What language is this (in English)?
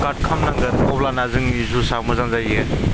Bodo